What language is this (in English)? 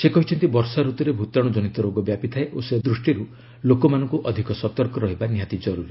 Odia